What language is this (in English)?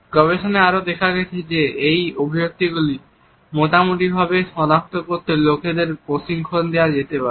Bangla